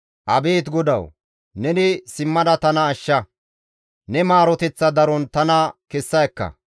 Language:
Gamo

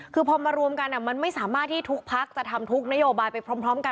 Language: Thai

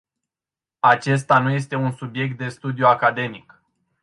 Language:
Romanian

